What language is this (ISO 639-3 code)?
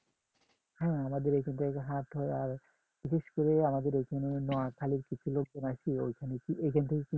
ben